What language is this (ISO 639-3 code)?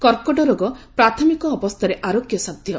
ori